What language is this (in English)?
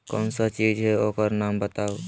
Magahi